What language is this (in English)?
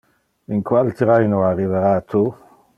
Interlingua